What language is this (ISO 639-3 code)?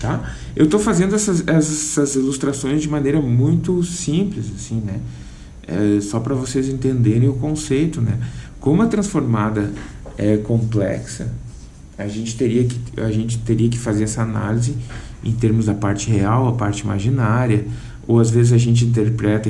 por